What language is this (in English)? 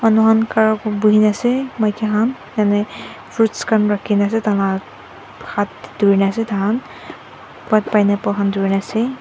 Naga Pidgin